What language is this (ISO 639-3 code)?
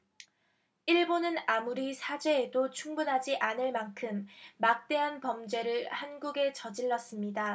kor